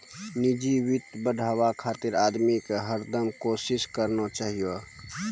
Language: Maithili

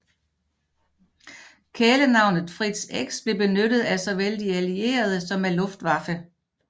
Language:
Danish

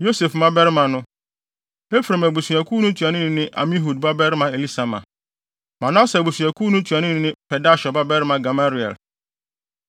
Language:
Akan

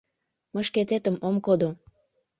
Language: Mari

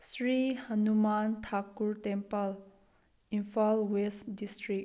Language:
Manipuri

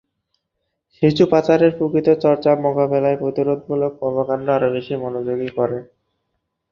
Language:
Bangla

